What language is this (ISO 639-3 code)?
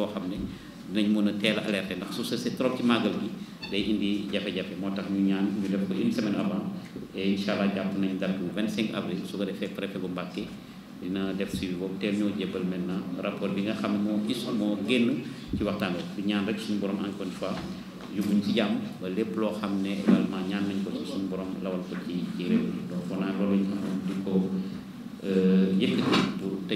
ind